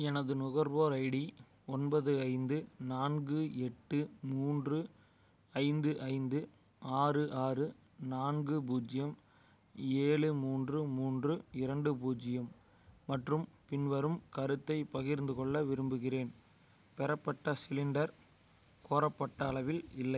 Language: Tamil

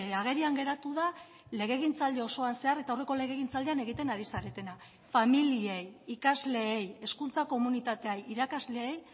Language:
Basque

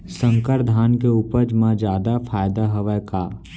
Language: Chhattisgarhi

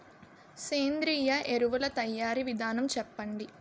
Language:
Telugu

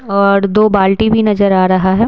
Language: Hindi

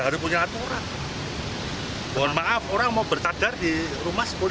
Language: Indonesian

